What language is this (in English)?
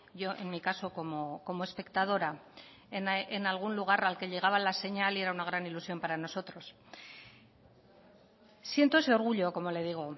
Spanish